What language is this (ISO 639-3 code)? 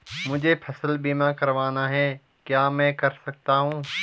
hin